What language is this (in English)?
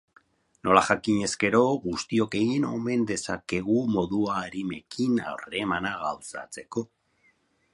Basque